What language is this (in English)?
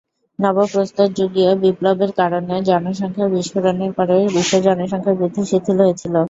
Bangla